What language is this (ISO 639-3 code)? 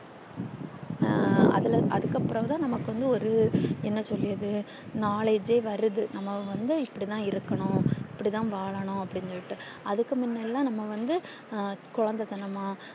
tam